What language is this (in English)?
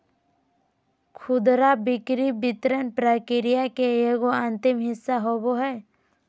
Magahi